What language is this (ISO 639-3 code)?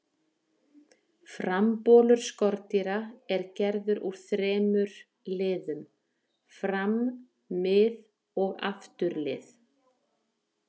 isl